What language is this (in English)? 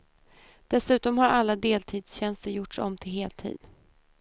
Swedish